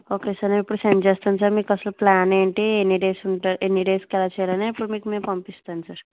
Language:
Telugu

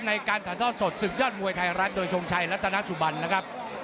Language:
Thai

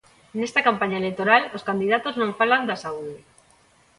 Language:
Galician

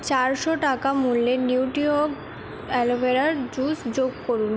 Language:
Bangla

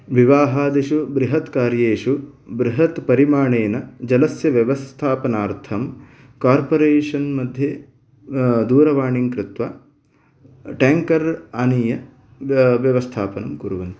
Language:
Sanskrit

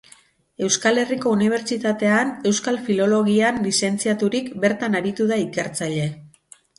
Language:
Basque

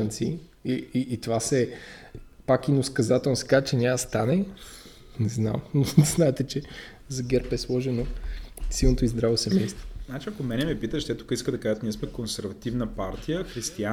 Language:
Bulgarian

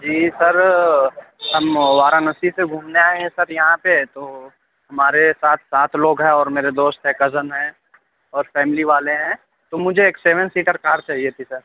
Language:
Urdu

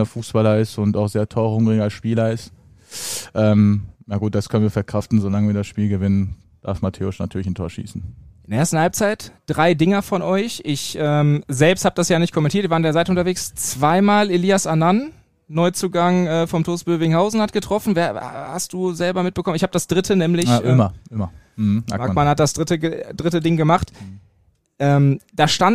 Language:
German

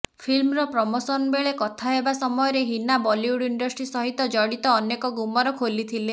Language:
Odia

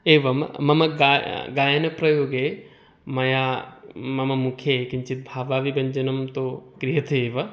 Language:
Sanskrit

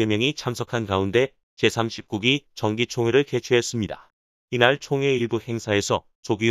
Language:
Korean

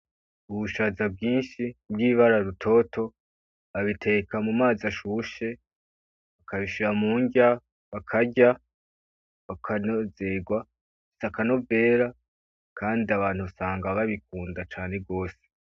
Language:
Rundi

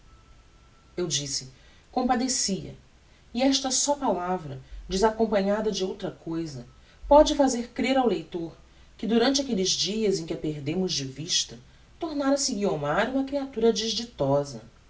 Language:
Portuguese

